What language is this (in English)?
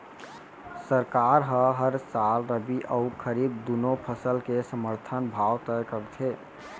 Chhattisgarhi